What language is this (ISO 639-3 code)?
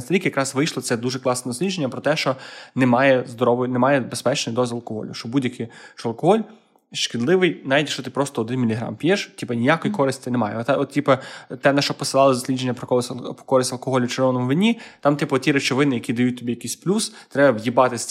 ukr